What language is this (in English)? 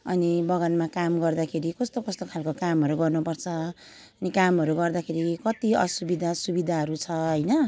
Nepali